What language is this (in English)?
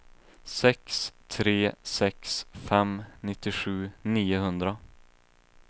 Swedish